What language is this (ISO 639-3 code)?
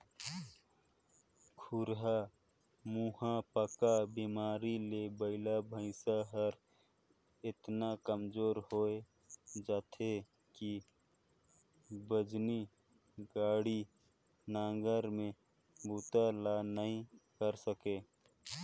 hne